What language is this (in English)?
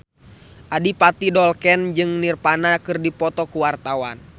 Sundanese